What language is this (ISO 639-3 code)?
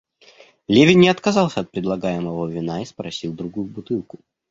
rus